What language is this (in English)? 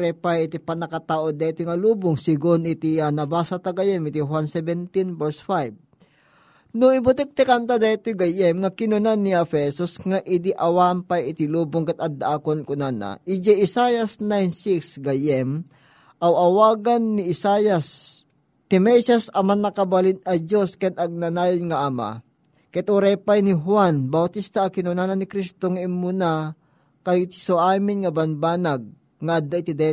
Filipino